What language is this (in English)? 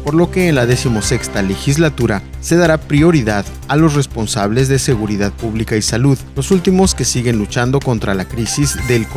Spanish